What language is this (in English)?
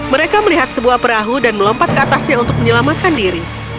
Indonesian